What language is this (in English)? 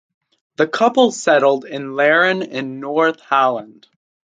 English